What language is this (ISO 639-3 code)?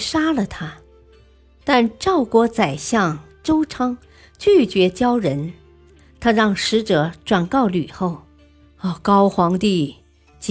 zho